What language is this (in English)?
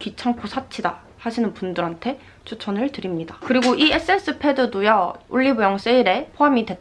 Korean